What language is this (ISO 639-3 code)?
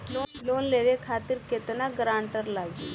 bho